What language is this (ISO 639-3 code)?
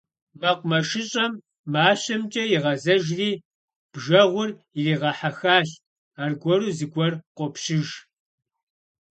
kbd